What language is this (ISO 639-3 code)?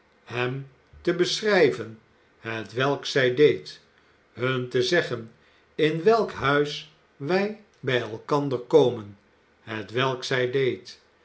nld